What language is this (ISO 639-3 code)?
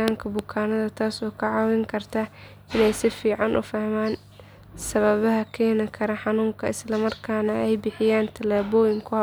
som